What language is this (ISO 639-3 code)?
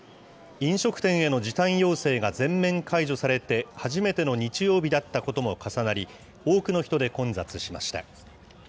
jpn